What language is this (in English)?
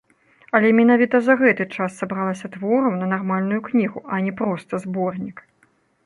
Belarusian